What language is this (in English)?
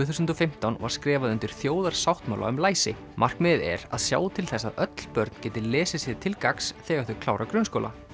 Icelandic